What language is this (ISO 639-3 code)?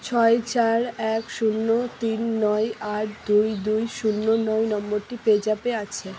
ben